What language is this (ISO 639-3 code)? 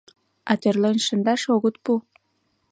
chm